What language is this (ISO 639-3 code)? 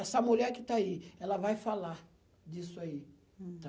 por